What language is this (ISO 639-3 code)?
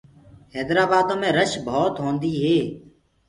ggg